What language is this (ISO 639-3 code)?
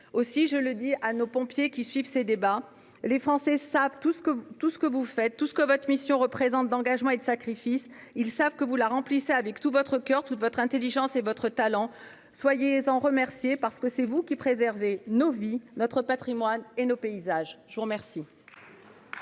fra